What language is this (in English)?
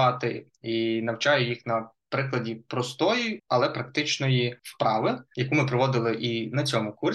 Ukrainian